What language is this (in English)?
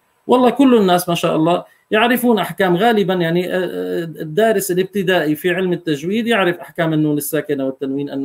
Arabic